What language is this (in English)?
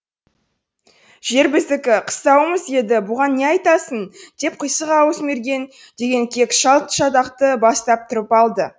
Kazakh